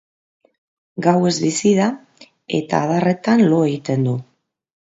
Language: Basque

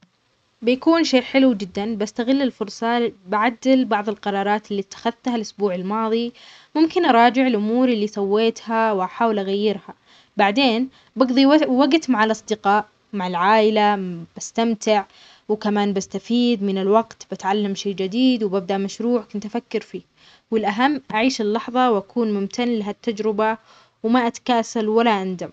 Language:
Omani Arabic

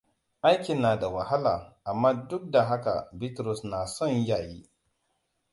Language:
Hausa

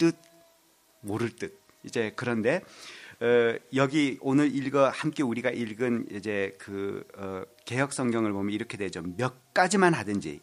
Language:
Korean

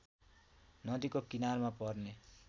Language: Nepali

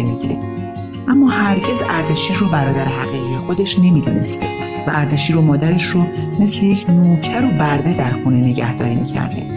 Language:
Persian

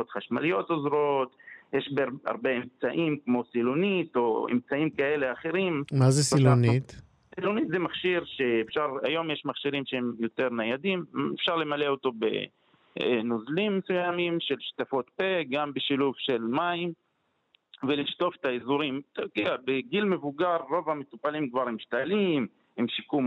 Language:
Hebrew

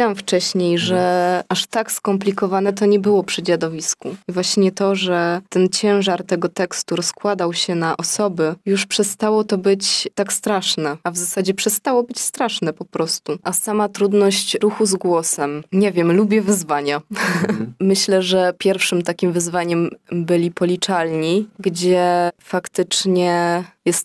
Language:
Polish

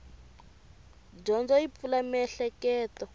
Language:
Tsonga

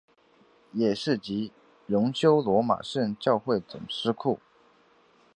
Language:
Chinese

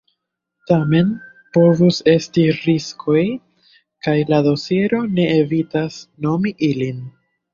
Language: Esperanto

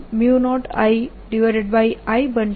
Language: Gujarati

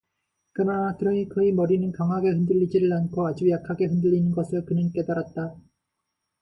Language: Korean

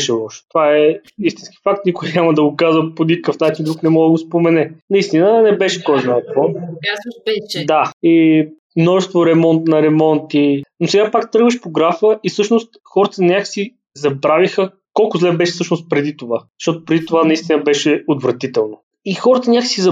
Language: Bulgarian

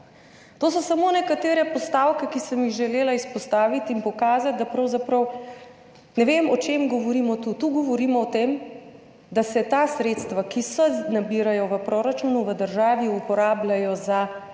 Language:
Slovenian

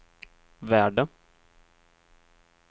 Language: Swedish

